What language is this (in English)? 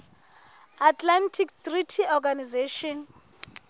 Southern Sotho